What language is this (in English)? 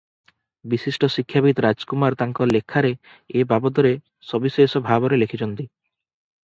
Odia